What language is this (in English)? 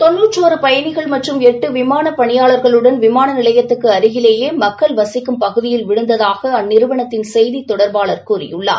Tamil